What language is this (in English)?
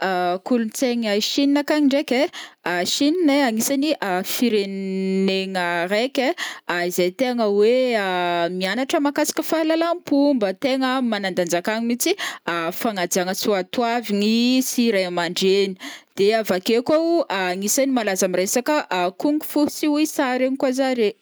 Northern Betsimisaraka Malagasy